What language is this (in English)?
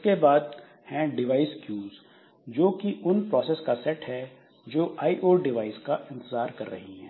Hindi